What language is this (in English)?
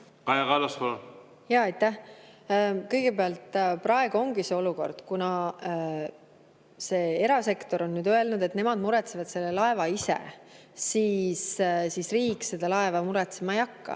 Estonian